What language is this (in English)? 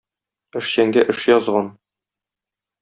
Tatar